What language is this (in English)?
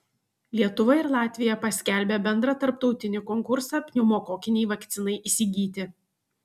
Lithuanian